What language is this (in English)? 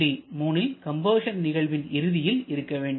Tamil